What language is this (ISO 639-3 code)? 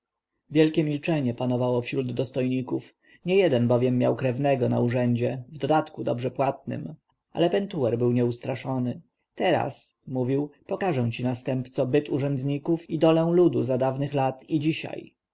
pol